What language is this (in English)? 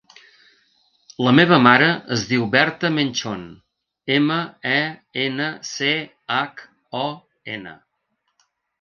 Catalan